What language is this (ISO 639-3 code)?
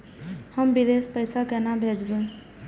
mai